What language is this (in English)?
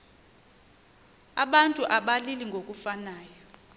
Xhosa